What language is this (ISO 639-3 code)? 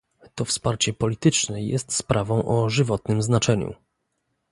pol